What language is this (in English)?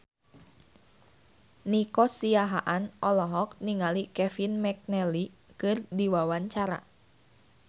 Sundanese